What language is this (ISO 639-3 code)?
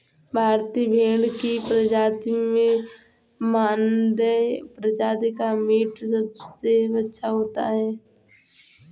hin